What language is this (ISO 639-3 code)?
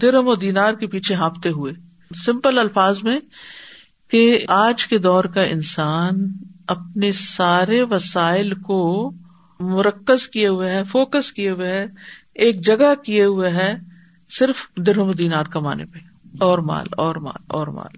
urd